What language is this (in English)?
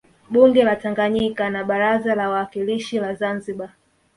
Swahili